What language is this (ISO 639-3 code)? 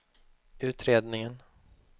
swe